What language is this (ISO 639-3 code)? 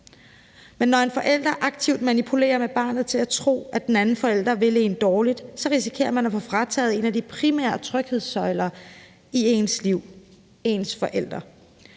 dan